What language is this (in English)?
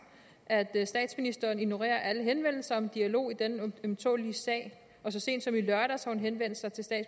Danish